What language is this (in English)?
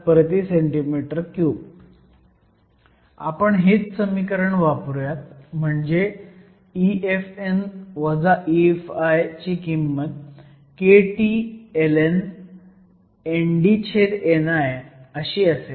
Marathi